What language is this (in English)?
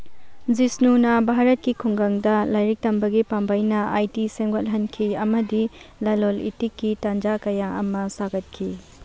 Manipuri